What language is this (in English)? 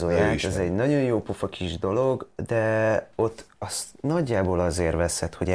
Hungarian